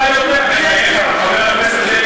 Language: Hebrew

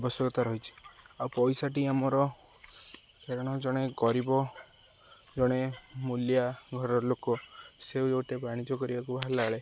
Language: Odia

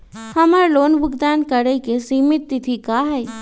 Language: Magahi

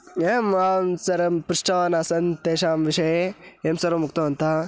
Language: Sanskrit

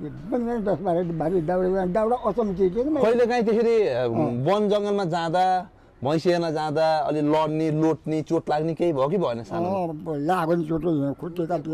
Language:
Thai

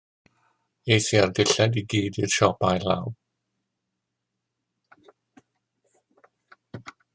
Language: Welsh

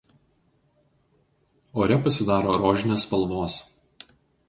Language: Lithuanian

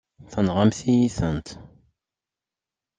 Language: Kabyle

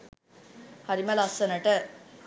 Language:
Sinhala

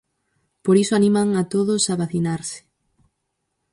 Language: Galician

